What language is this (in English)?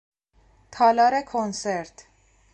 Persian